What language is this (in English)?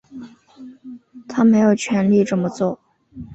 Chinese